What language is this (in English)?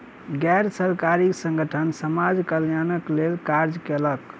Maithili